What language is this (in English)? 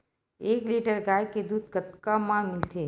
Chhattisgarhi